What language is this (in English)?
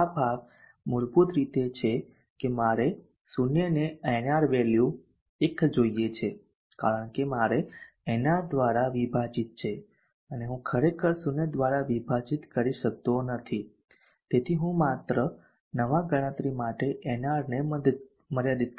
Gujarati